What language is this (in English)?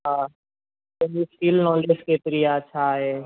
Sindhi